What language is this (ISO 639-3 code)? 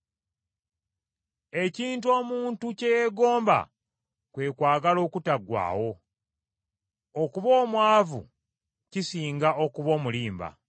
lug